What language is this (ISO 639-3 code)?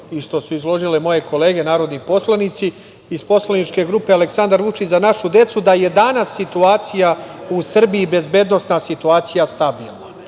srp